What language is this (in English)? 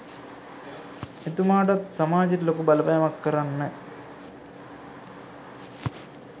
Sinhala